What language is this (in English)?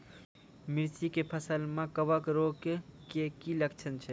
Maithili